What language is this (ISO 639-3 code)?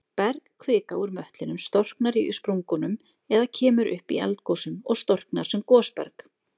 isl